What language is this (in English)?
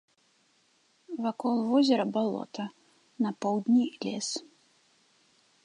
Belarusian